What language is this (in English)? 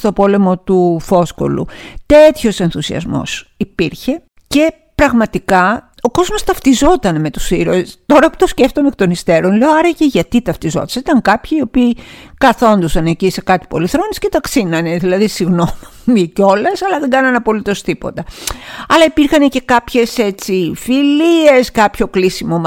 Greek